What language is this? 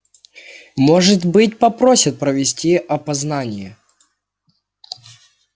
Russian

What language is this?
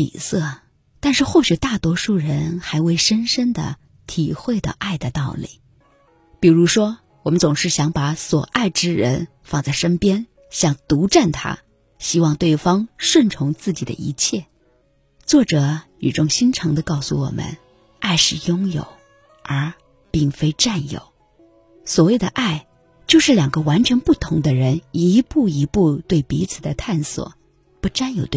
Chinese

